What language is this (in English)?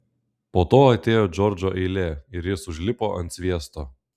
Lithuanian